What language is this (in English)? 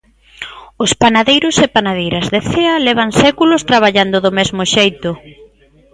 Galician